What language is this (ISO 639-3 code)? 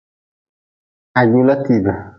nmz